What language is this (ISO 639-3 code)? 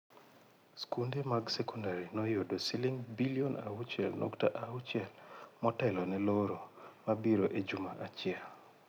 luo